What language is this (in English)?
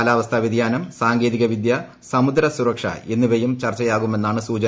Malayalam